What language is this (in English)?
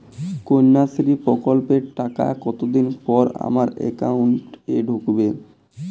Bangla